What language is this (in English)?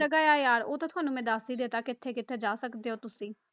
Punjabi